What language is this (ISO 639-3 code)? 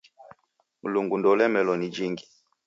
dav